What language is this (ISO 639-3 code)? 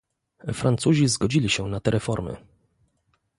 pol